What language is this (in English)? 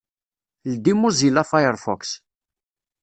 Kabyle